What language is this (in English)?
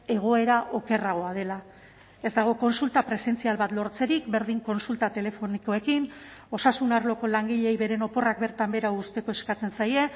Basque